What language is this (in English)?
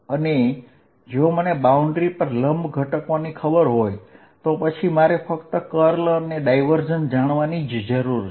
Gujarati